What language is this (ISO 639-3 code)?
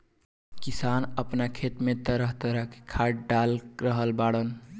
bho